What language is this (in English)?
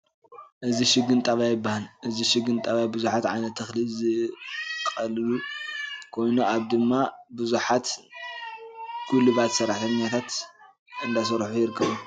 Tigrinya